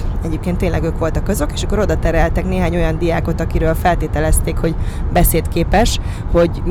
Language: Hungarian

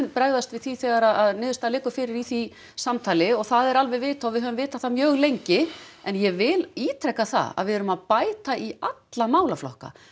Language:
Icelandic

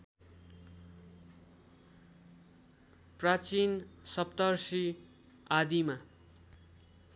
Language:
Nepali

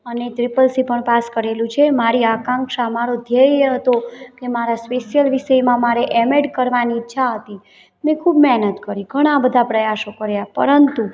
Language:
Gujarati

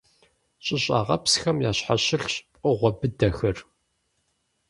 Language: Kabardian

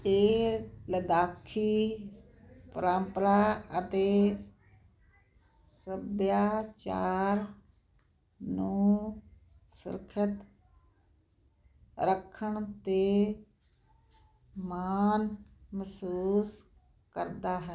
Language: Punjabi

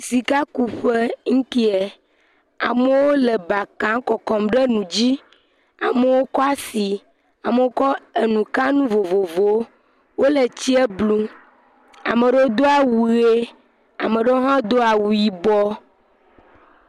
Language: Ewe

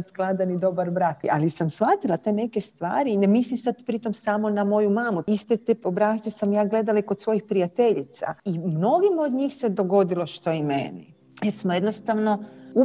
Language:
Croatian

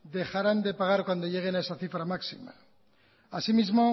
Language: Spanish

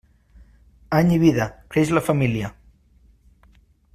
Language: Catalan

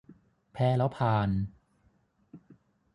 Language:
Thai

